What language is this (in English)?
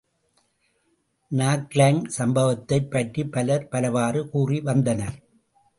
Tamil